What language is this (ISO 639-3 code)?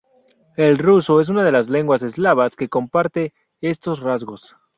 spa